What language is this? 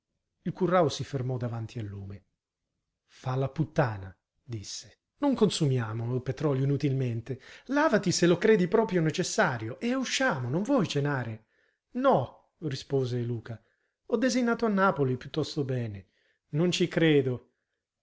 Italian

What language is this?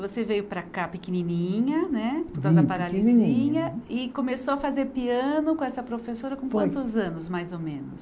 Portuguese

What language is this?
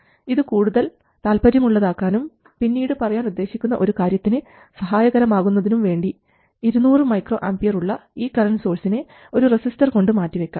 Malayalam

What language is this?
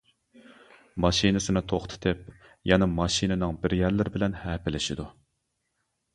Uyghur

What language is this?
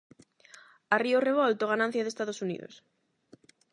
Galician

